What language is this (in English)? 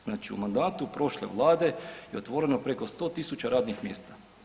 Croatian